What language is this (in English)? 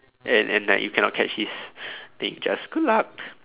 English